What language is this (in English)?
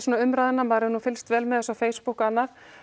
Icelandic